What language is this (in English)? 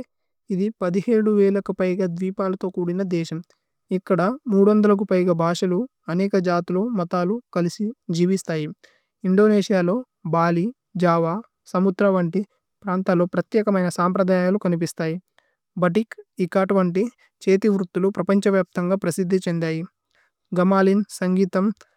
Tulu